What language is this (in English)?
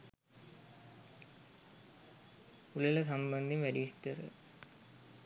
Sinhala